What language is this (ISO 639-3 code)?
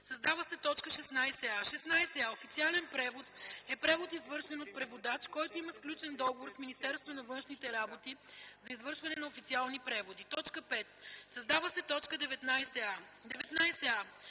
bul